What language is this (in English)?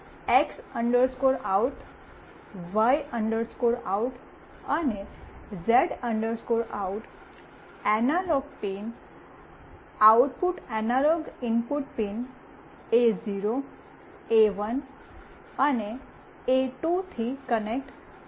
Gujarati